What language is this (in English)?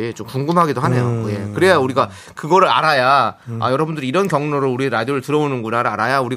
Korean